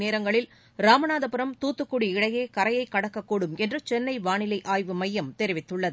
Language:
Tamil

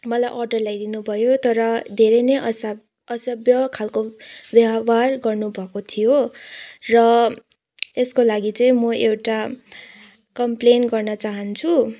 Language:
Nepali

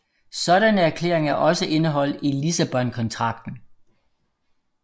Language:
Danish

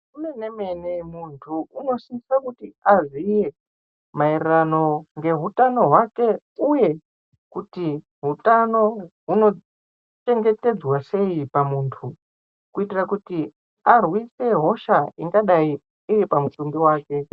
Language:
Ndau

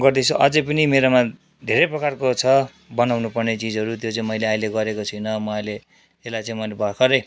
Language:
Nepali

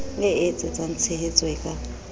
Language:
Southern Sotho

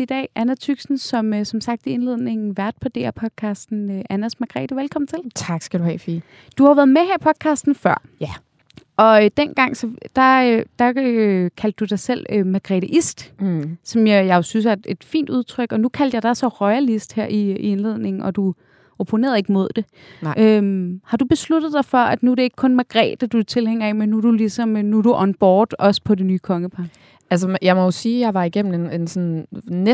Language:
Danish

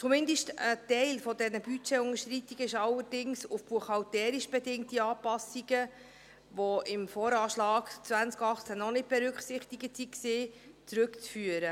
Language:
Swiss German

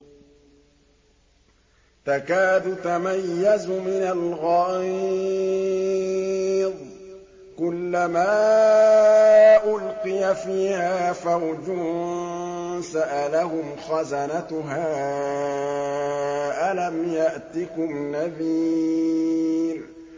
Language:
Arabic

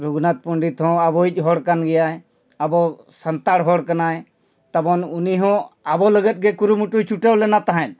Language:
Santali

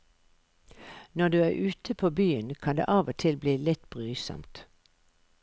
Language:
Norwegian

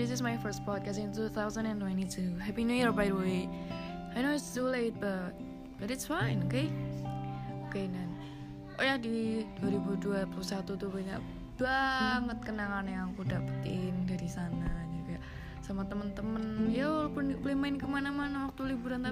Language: Indonesian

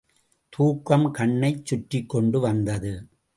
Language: Tamil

